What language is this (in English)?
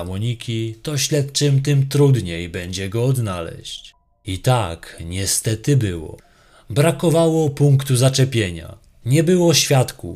Polish